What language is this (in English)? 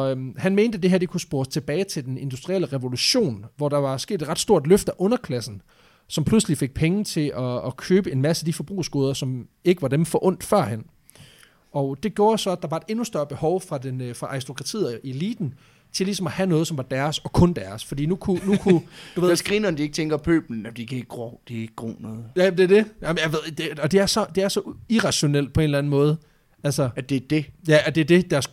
Danish